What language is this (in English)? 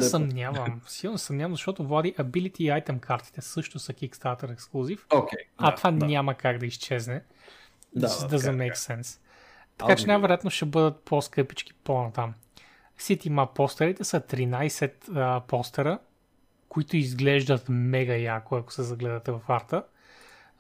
Bulgarian